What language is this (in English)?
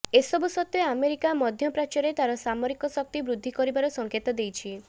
Odia